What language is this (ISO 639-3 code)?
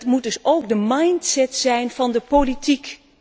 nld